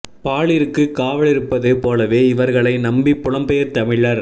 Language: Tamil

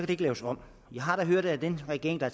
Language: Danish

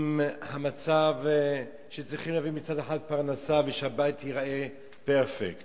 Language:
Hebrew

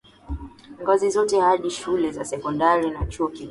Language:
Swahili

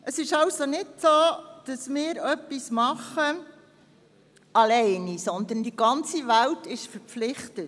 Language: Swiss German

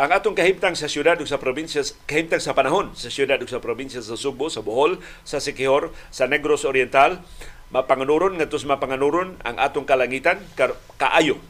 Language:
Filipino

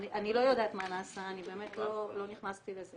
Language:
Hebrew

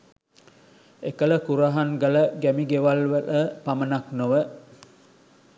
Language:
Sinhala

